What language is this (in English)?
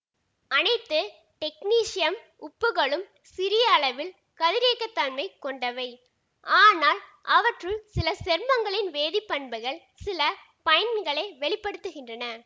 Tamil